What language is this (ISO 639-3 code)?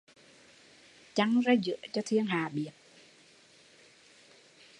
vie